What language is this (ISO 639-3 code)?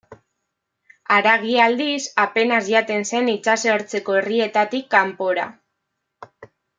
eus